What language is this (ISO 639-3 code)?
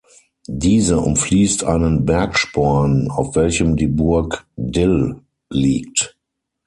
deu